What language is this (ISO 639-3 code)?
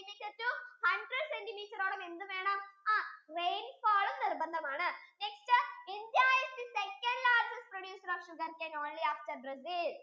mal